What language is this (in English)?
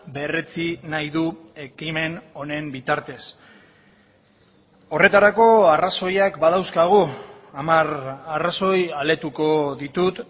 Basque